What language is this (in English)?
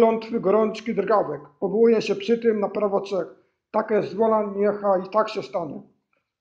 Polish